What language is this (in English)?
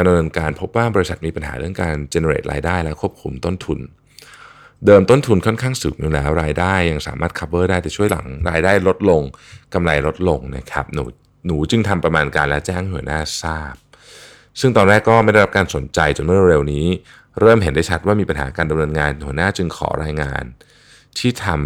Thai